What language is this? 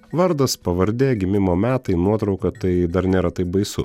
Lithuanian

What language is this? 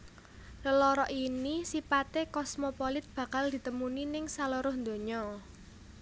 Javanese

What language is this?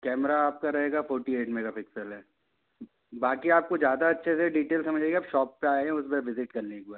Hindi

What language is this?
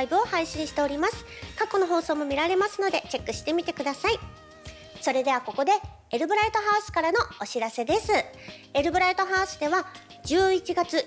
Japanese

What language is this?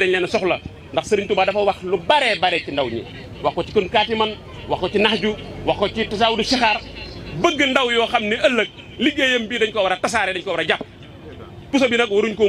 Arabic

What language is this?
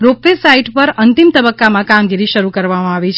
Gujarati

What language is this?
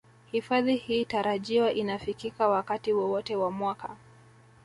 Swahili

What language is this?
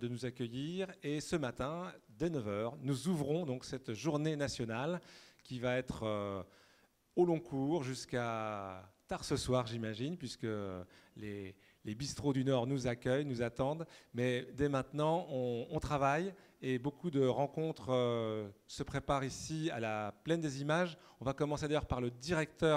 French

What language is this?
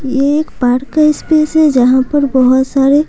Hindi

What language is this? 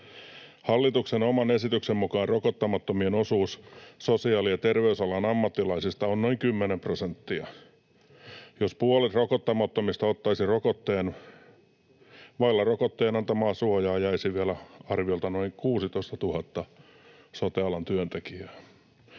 Finnish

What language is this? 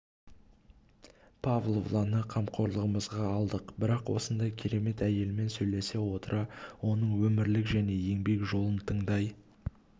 Kazakh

